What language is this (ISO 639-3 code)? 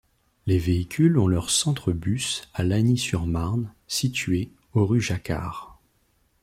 fra